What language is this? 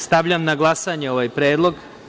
Serbian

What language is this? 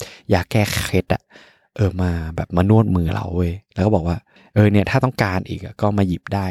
Thai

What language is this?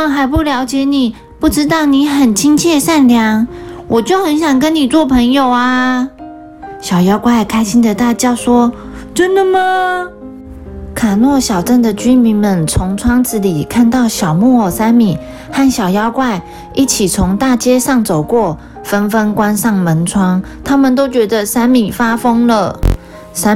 Chinese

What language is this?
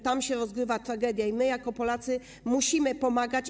Polish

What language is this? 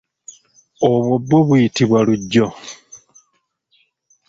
Ganda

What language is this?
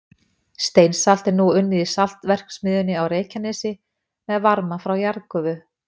Icelandic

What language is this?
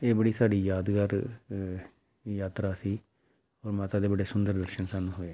Punjabi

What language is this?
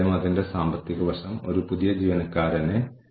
Malayalam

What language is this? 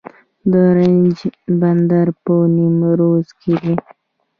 Pashto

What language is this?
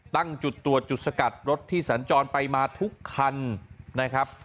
Thai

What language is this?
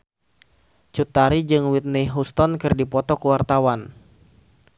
Sundanese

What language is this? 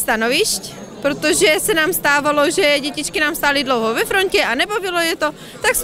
Czech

